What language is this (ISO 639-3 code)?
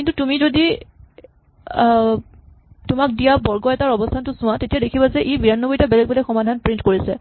asm